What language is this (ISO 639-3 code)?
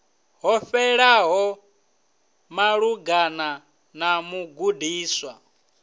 ven